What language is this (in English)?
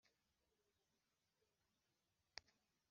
Kinyarwanda